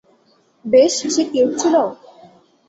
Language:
Bangla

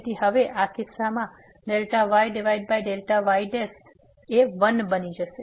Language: Gujarati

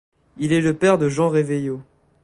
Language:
French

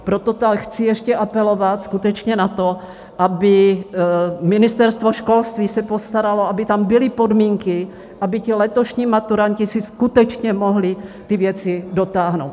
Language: Czech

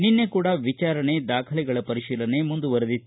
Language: Kannada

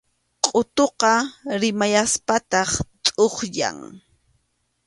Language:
Arequipa-La Unión Quechua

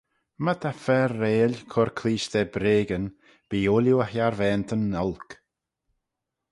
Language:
Manx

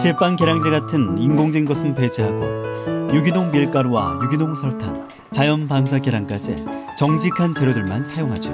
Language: Korean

